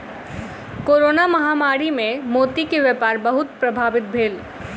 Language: Maithili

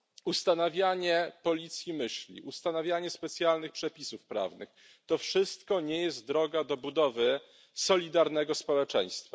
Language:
Polish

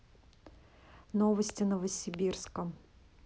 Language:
Russian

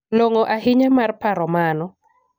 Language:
Luo (Kenya and Tanzania)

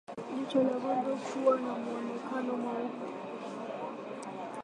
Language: Swahili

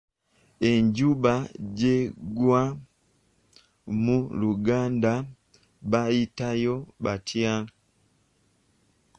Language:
Ganda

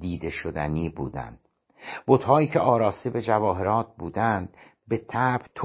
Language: Persian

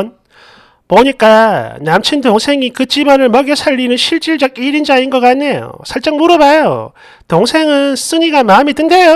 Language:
Korean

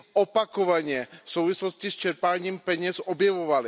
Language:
Czech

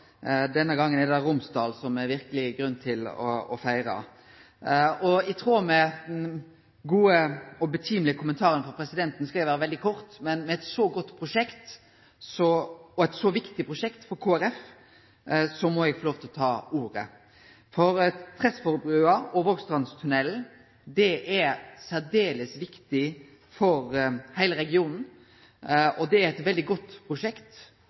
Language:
Norwegian Nynorsk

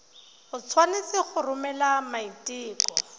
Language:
Tswana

